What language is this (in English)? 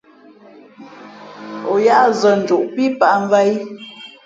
Fe'fe'